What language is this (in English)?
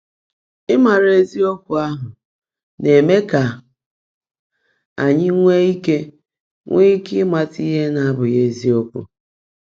Igbo